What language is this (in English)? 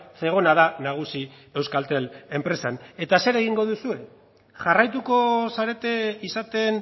Basque